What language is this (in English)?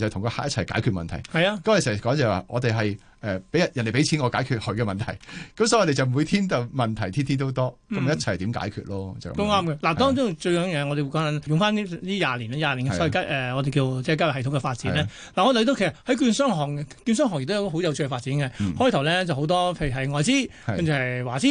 Chinese